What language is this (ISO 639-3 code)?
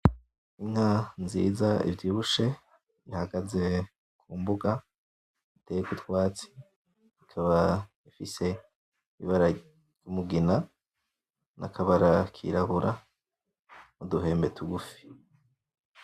run